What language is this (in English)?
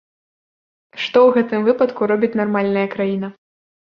Belarusian